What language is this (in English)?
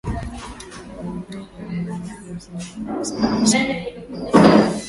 Swahili